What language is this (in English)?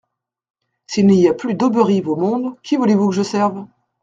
French